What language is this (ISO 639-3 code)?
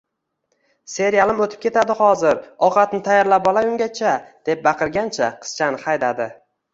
uzb